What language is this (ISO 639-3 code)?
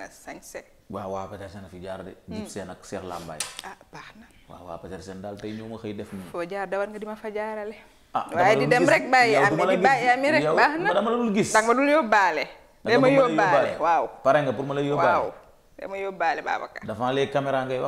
fra